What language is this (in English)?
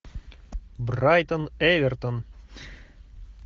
Russian